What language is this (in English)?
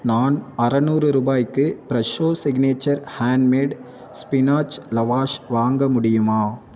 Tamil